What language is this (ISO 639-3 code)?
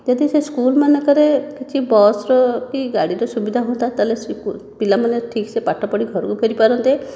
ori